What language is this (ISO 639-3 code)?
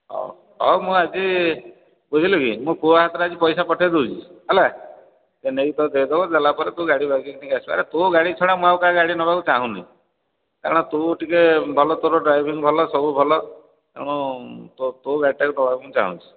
ori